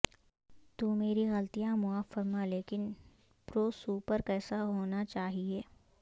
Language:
Urdu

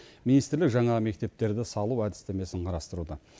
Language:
Kazakh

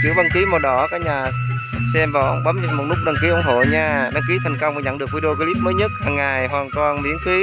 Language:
Vietnamese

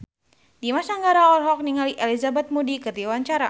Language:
Sundanese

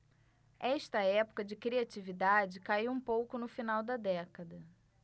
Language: Portuguese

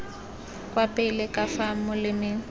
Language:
Tswana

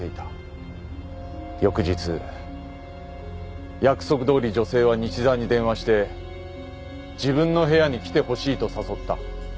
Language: Japanese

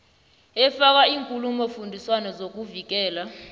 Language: South Ndebele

